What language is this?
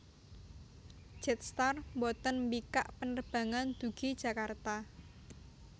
Javanese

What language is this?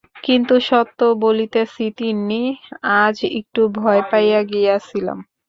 Bangla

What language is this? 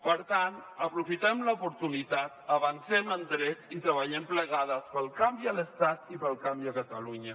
Catalan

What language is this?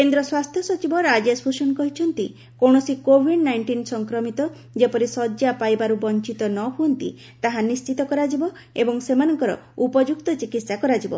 Odia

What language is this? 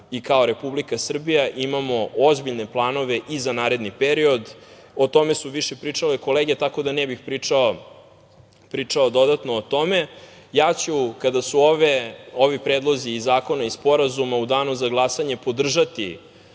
Serbian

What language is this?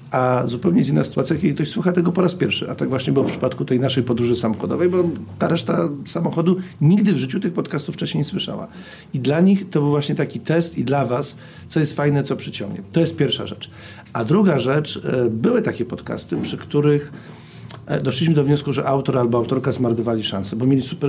Polish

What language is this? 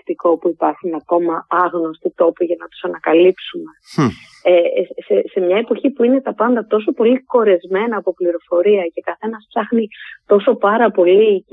Greek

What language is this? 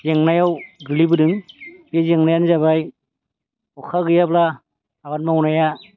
Bodo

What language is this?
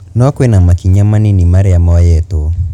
Kikuyu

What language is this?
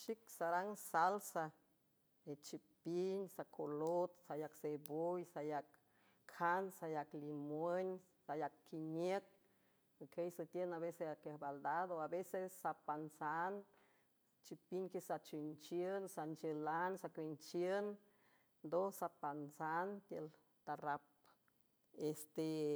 San Francisco Del Mar Huave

